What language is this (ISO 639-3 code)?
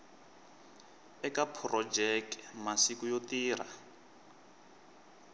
tso